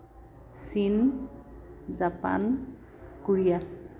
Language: Assamese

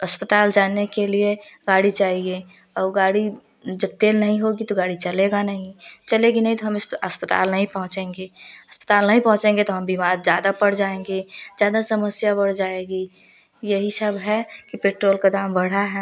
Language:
Hindi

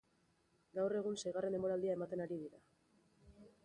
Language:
Basque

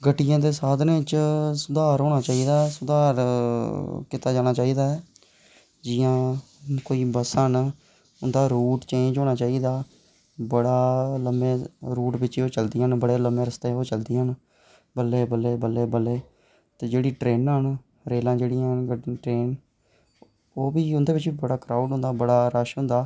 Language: Dogri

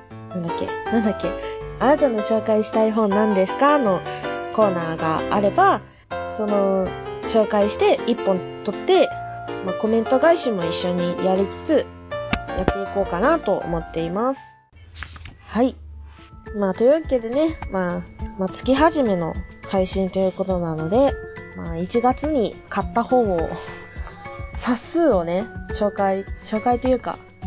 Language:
Japanese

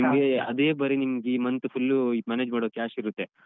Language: Kannada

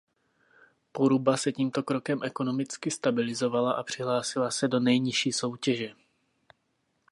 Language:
Czech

